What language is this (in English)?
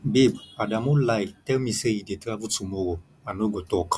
Nigerian Pidgin